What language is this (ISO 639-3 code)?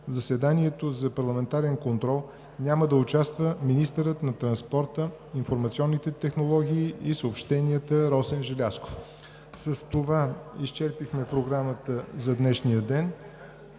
bul